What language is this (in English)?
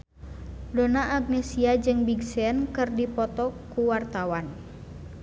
Sundanese